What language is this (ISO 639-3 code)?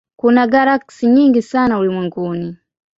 swa